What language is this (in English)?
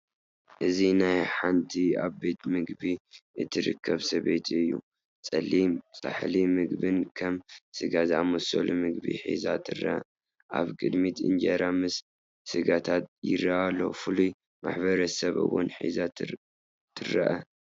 Tigrinya